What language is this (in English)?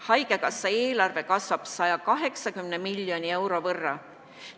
Estonian